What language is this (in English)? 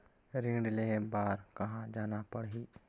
Chhattisgarhi